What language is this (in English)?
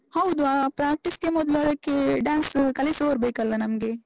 Kannada